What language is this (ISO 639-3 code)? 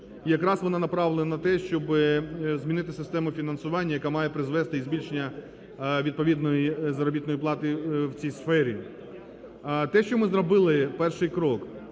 ukr